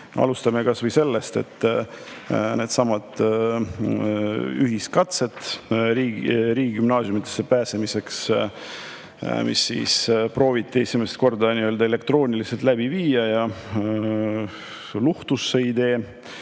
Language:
Estonian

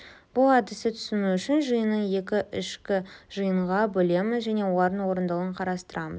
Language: Kazakh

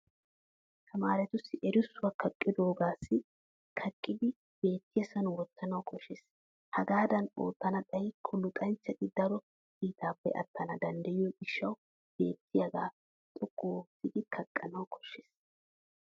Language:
Wolaytta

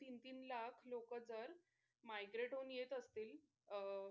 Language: Marathi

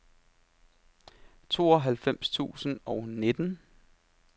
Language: Danish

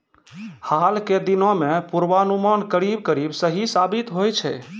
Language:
Maithili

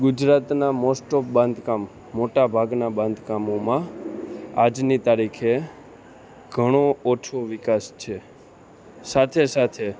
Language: Gujarati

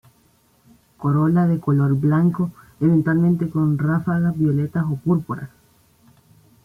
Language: Spanish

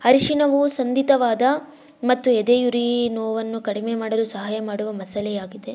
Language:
Kannada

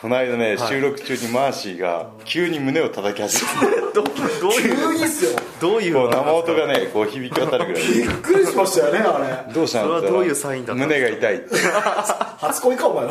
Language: Japanese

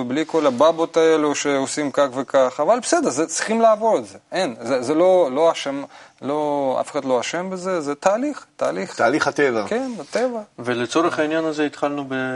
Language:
Hebrew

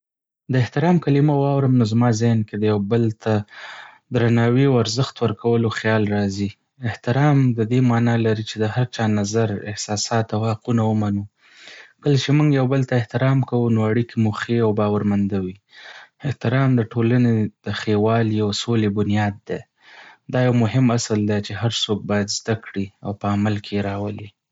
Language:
Pashto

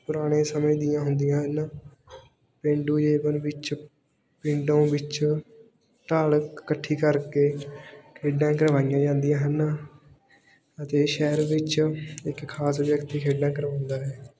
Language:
Punjabi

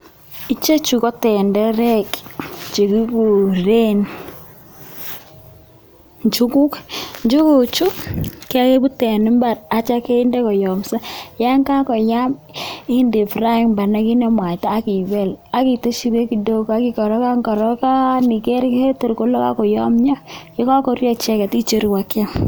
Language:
Kalenjin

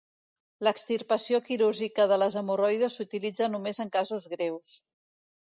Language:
Catalan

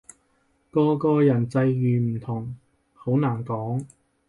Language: Cantonese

